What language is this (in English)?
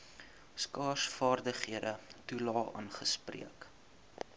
Afrikaans